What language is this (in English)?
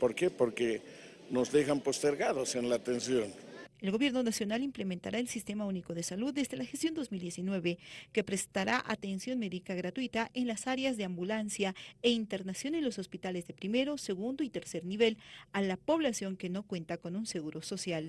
Spanish